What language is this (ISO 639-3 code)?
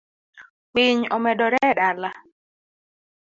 luo